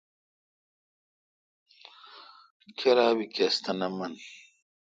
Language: Kalkoti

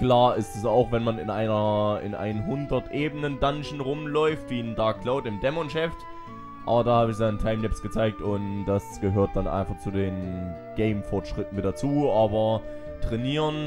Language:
German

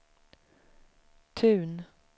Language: Swedish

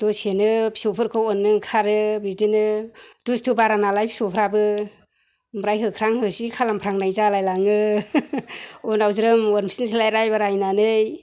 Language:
Bodo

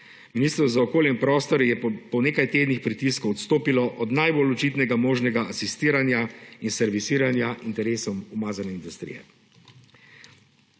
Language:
Slovenian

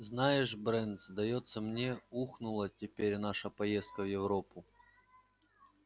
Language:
Russian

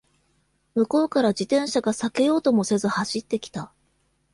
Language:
Japanese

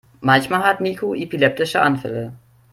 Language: German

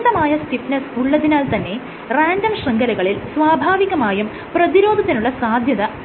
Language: Malayalam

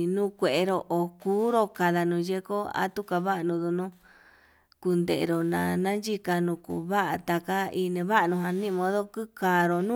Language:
Yutanduchi Mixtec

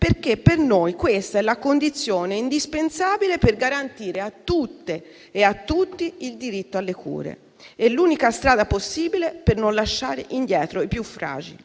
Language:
Italian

